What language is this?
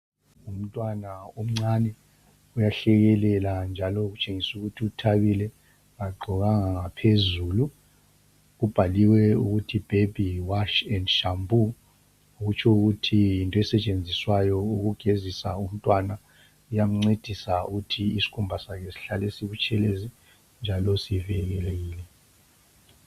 North Ndebele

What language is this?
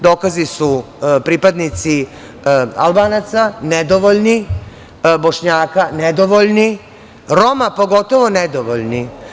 Serbian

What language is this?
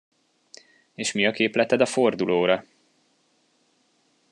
Hungarian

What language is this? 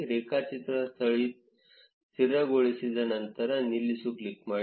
Kannada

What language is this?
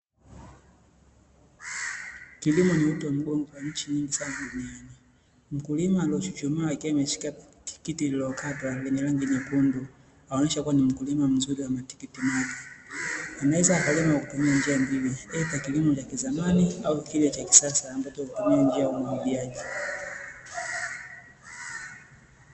Swahili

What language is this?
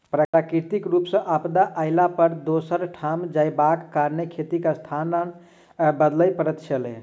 Maithili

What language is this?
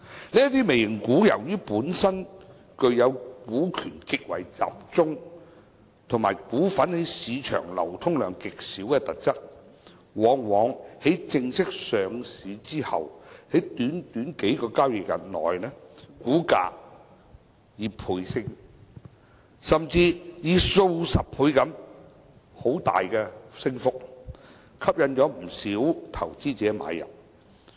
Cantonese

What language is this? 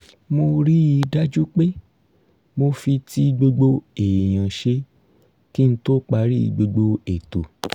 Yoruba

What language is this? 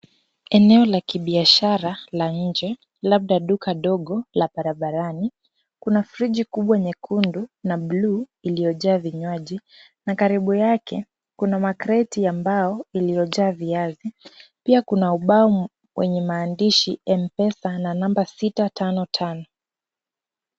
Swahili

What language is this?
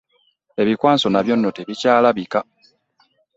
Ganda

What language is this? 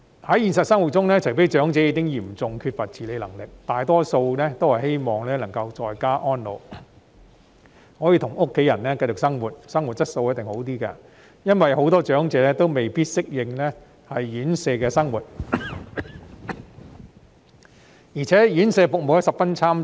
Cantonese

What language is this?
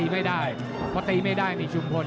Thai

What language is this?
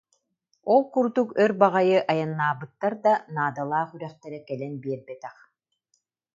Yakut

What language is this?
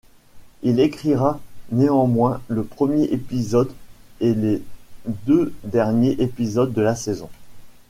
French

